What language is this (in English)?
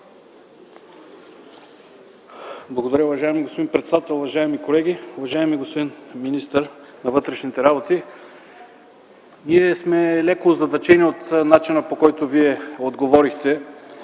Bulgarian